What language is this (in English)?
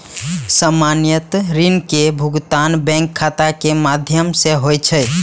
Maithili